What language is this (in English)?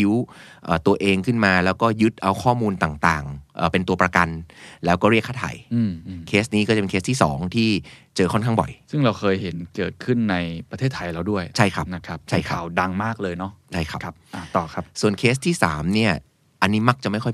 Thai